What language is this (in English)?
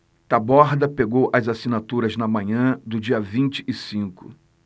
Portuguese